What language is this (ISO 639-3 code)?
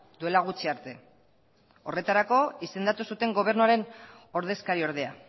eus